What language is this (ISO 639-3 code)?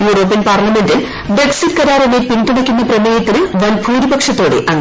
mal